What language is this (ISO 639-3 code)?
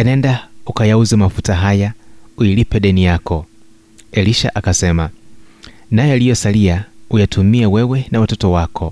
swa